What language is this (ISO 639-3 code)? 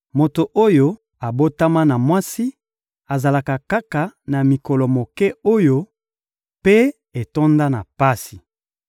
lin